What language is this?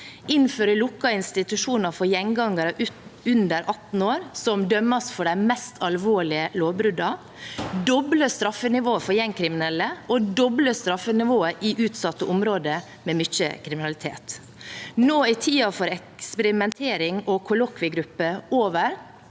Norwegian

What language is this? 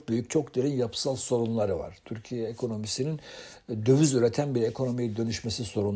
Turkish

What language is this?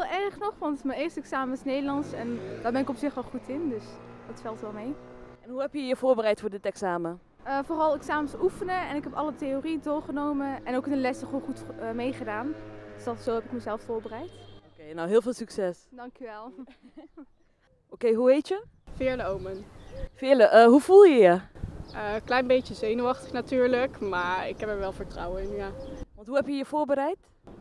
Dutch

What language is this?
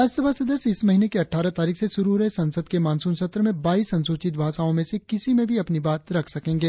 Hindi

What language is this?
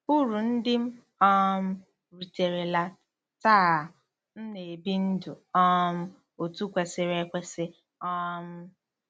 Igbo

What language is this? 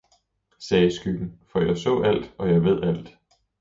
Danish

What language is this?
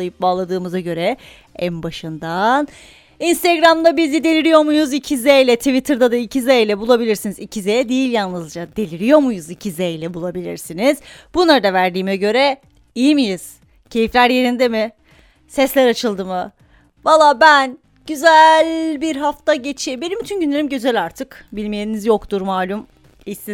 Turkish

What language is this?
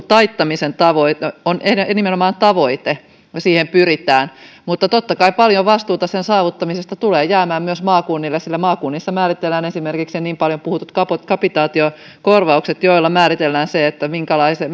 Finnish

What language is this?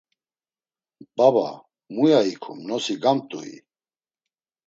Laz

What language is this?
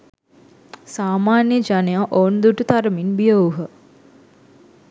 Sinhala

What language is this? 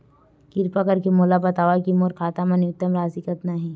Chhattisgarhi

